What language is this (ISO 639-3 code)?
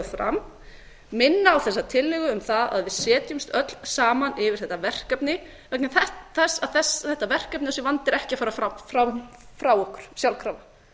isl